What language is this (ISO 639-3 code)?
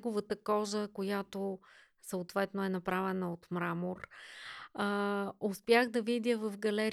bul